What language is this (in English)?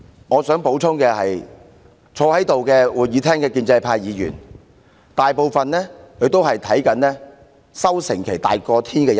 Cantonese